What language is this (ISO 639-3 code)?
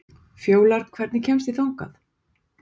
isl